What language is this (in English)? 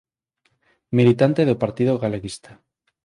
Galician